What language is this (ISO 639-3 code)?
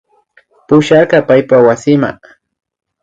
qvi